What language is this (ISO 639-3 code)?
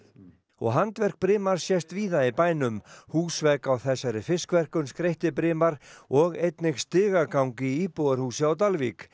isl